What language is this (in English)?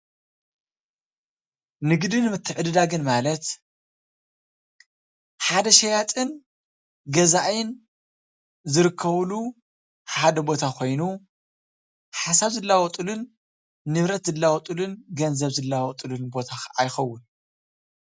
Tigrinya